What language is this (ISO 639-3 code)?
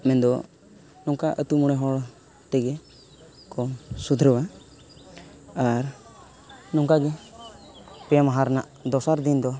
sat